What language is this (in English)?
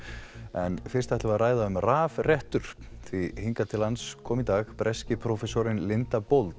Icelandic